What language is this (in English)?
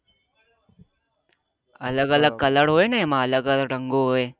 Gujarati